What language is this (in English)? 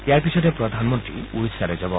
Assamese